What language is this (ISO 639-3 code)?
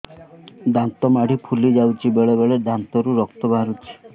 ori